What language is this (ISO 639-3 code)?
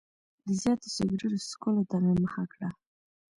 pus